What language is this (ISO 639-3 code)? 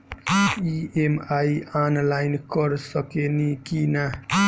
bho